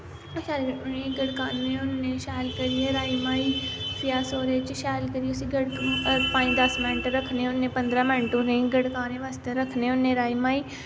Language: Dogri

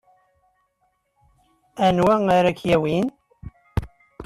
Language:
Kabyle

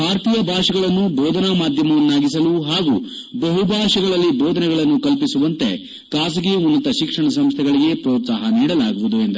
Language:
Kannada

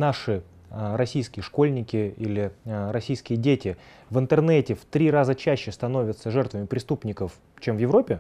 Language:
Russian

